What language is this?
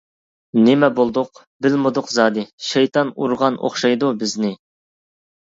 Uyghur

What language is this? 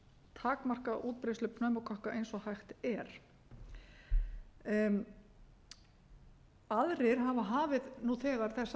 Icelandic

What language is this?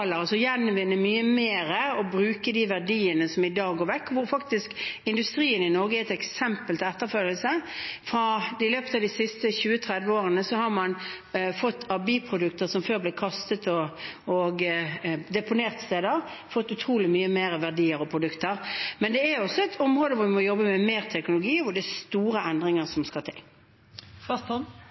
Norwegian Bokmål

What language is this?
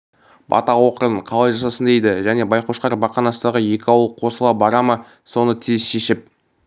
Kazakh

